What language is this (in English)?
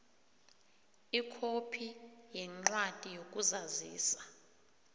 South Ndebele